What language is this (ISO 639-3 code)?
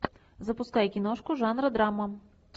rus